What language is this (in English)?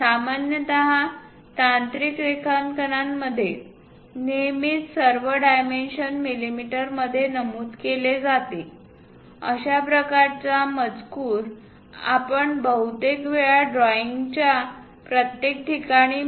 Marathi